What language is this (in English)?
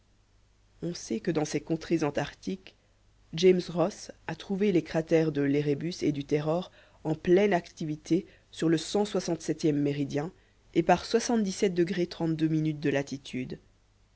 French